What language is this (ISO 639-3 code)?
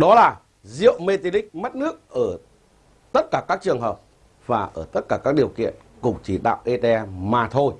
vie